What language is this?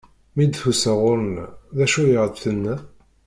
Kabyle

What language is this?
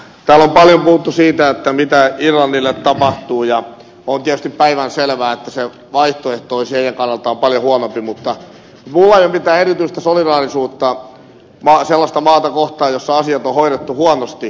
Finnish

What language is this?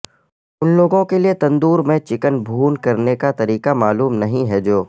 Urdu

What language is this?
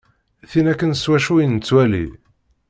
Kabyle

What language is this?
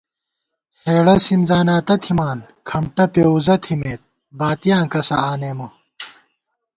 Gawar-Bati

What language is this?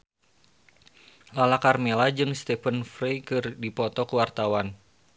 Sundanese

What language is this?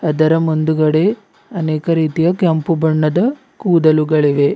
Kannada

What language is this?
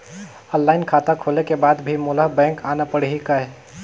Chhattisgarhi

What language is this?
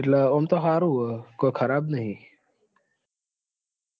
Gujarati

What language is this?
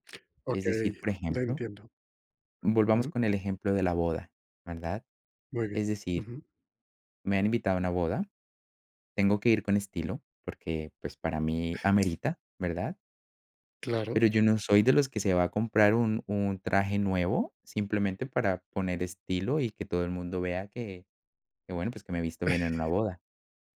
Spanish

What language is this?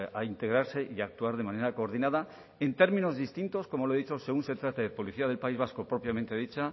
Spanish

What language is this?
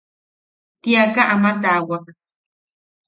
Yaqui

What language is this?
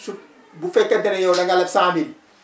Wolof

